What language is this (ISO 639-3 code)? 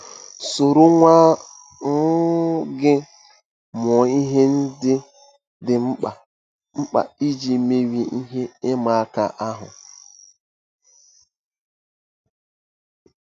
ibo